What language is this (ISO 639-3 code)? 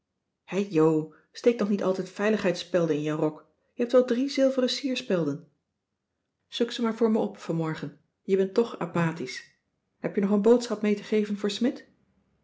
nld